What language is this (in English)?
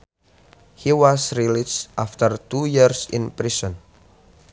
Sundanese